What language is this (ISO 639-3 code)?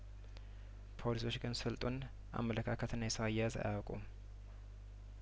amh